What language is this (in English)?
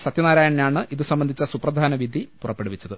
Malayalam